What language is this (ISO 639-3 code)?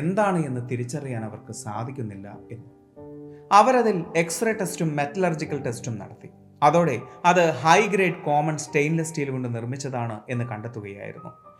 mal